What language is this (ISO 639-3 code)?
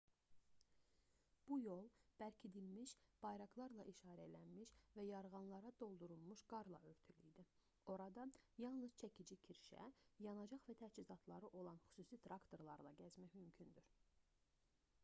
aze